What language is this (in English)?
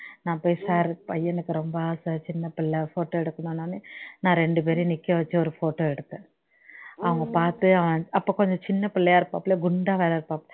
Tamil